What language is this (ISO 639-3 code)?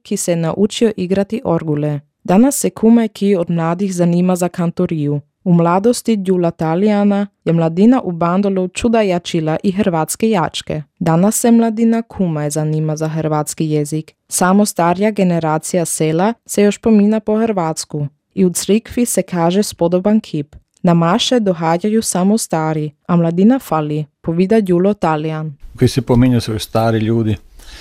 hrv